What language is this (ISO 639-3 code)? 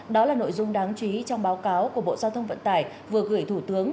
vie